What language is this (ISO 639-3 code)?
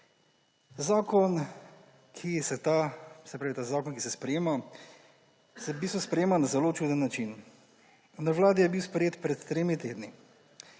slv